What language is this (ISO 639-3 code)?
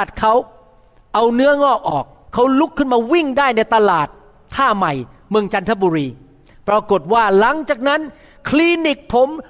tha